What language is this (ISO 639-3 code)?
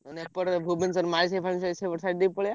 ori